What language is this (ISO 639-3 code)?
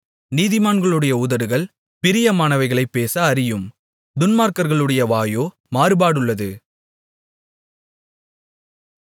tam